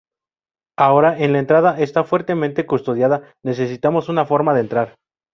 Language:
Spanish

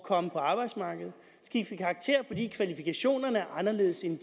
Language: Danish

